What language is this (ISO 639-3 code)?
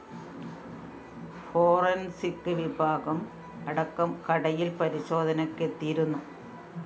mal